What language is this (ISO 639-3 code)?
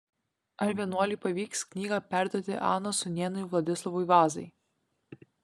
lit